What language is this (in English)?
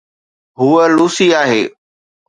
Sindhi